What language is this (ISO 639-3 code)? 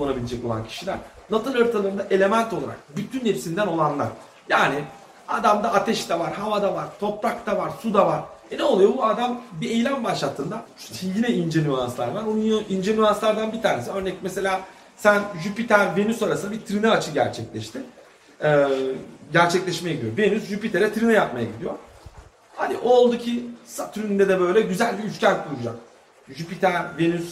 tur